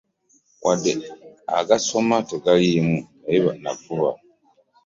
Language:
Ganda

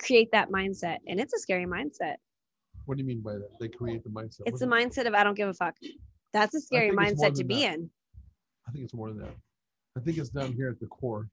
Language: English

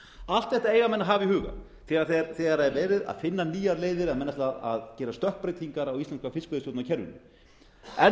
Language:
Icelandic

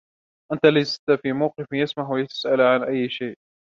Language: Arabic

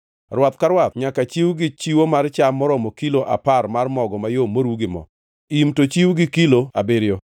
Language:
Luo (Kenya and Tanzania)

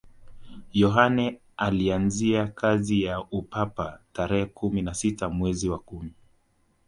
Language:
Swahili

